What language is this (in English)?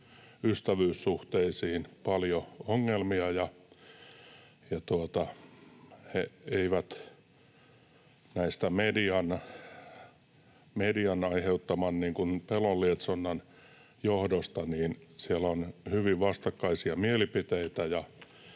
Finnish